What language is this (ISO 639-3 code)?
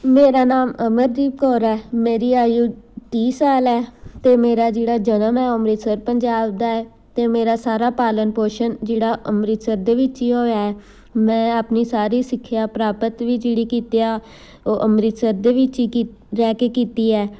pan